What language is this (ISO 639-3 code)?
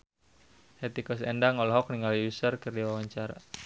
sun